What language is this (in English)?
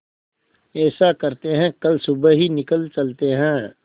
Hindi